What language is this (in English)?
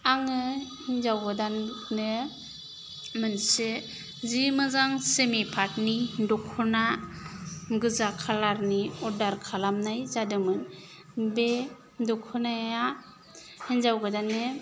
Bodo